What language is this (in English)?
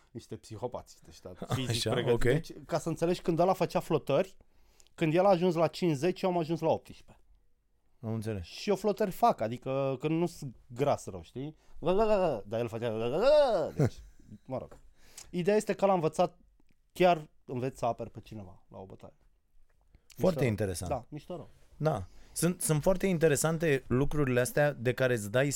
Romanian